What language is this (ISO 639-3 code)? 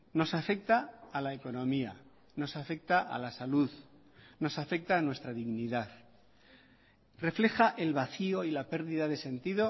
spa